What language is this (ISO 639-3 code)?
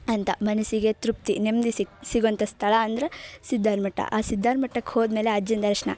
kan